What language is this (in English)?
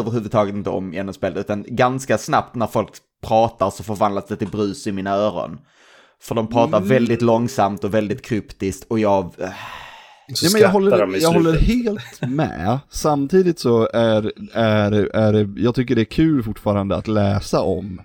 Swedish